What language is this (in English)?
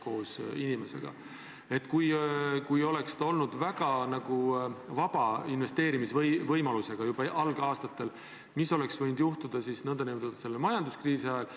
Estonian